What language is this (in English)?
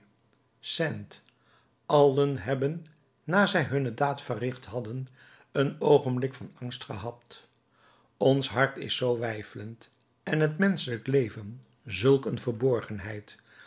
Dutch